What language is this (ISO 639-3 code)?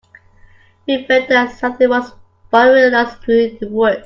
eng